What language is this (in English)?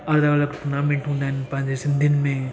Sindhi